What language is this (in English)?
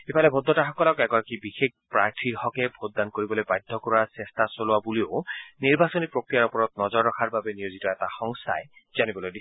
Assamese